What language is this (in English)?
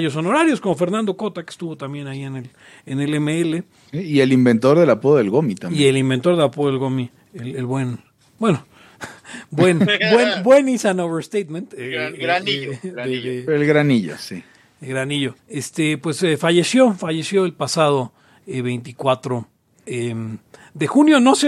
Spanish